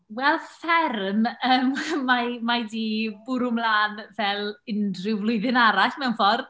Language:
Welsh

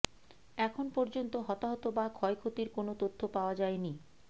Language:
Bangla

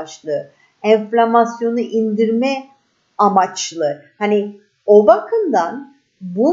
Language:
Turkish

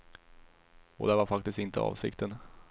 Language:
Swedish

